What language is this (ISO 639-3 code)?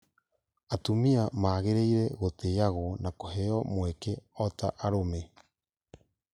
kik